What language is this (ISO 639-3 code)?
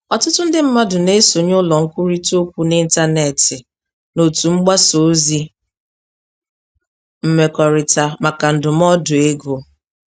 ibo